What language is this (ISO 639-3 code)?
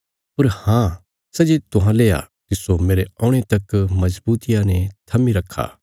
kfs